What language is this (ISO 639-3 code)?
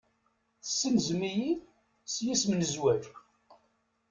kab